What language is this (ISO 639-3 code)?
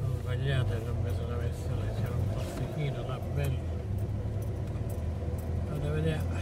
dan